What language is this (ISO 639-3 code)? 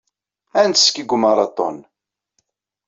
kab